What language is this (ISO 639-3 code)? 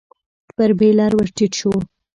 pus